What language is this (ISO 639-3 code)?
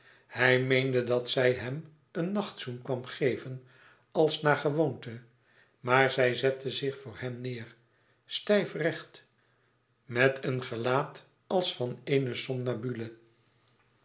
nld